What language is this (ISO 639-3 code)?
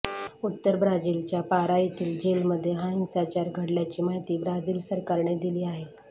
mar